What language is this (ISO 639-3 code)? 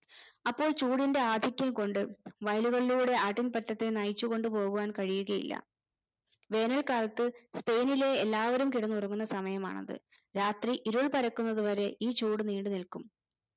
mal